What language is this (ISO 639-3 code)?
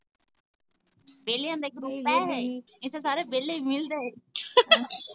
pan